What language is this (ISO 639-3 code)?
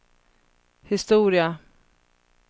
swe